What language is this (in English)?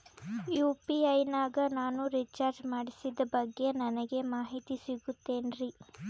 Kannada